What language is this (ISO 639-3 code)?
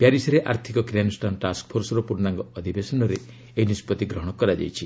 ori